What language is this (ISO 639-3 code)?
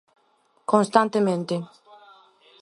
glg